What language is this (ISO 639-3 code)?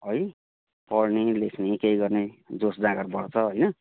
nep